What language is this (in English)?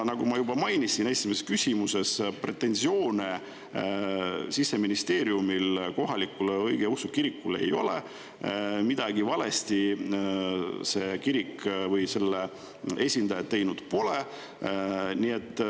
Estonian